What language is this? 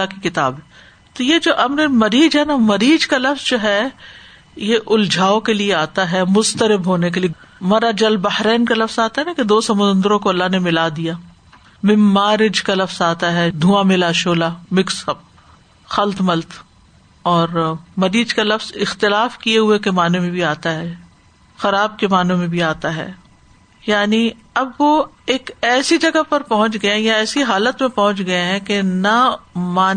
Urdu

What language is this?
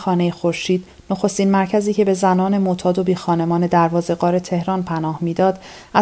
Persian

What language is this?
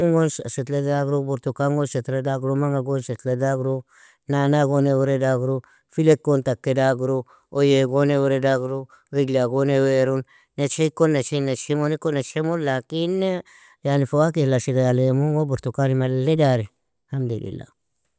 Nobiin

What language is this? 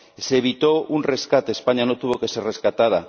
Spanish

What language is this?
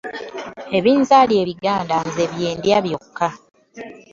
Ganda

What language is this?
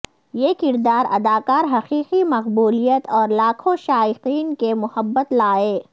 Urdu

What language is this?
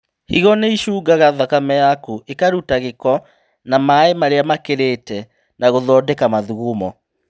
Kikuyu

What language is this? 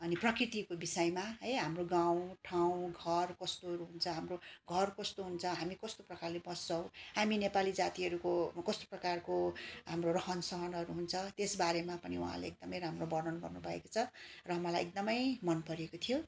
Nepali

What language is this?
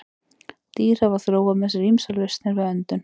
Icelandic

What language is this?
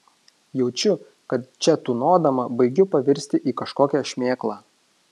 Lithuanian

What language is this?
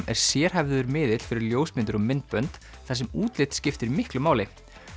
Icelandic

